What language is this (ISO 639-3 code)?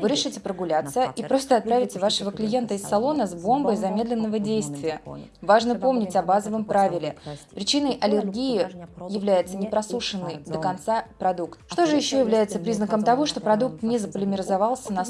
rus